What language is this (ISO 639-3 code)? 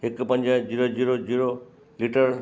snd